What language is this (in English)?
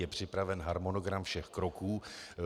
Czech